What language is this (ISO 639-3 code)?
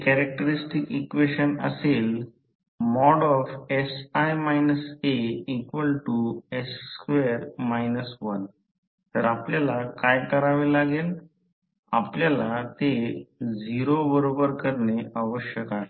mar